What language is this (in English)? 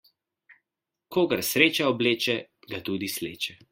Slovenian